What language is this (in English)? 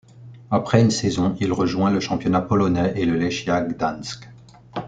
French